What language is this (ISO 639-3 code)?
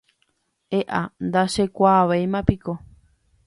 grn